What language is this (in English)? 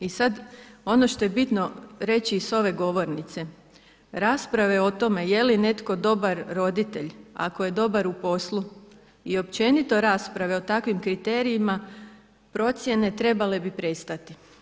Croatian